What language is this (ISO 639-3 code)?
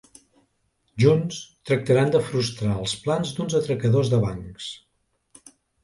cat